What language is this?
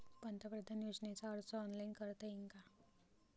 Marathi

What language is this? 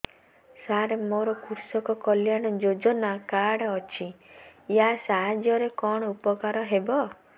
Odia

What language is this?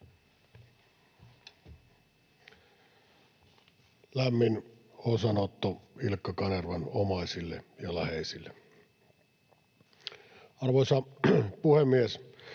Finnish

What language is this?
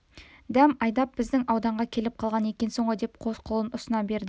Kazakh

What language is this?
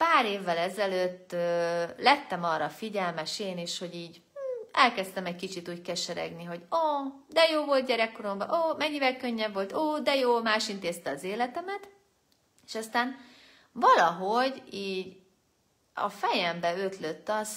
Hungarian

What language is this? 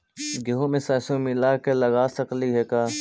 Magahi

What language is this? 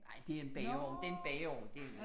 Danish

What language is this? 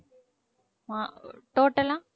Tamil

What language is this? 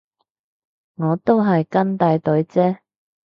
Cantonese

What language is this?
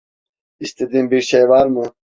Turkish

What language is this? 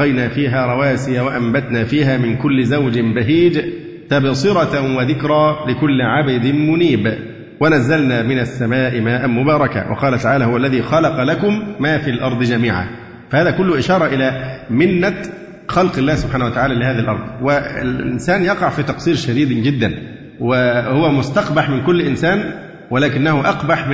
Arabic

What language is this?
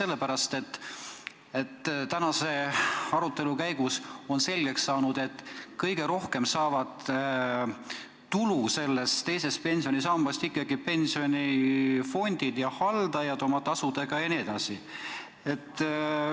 Estonian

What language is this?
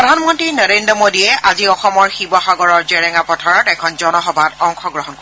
Assamese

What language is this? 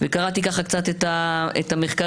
Hebrew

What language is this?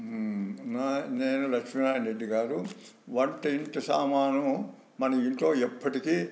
Telugu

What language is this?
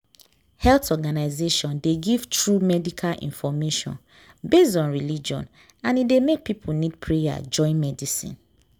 Nigerian Pidgin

